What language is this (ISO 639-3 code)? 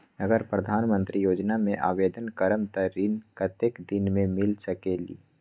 mag